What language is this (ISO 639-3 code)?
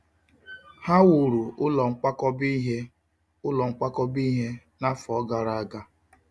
ibo